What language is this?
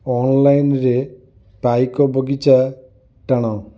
Odia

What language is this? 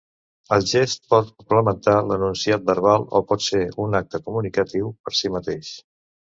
Catalan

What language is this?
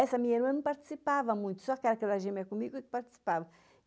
Portuguese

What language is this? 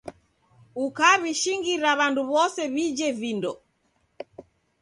Taita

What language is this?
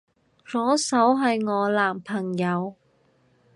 Cantonese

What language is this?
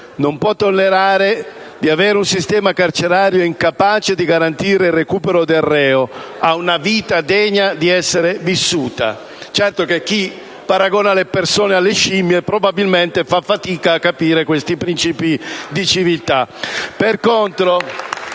Italian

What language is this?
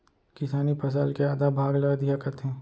Chhattisgarhi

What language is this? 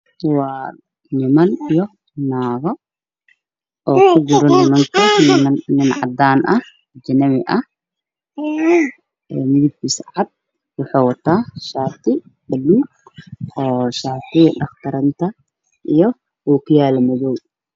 Somali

